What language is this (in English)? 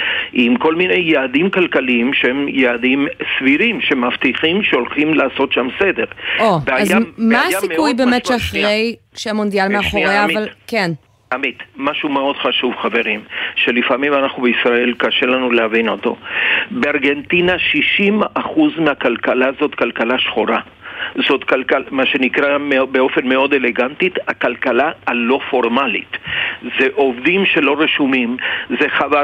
Hebrew